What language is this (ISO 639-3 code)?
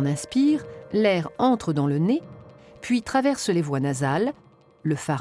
fra